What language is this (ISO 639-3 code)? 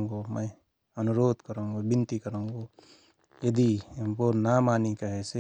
thr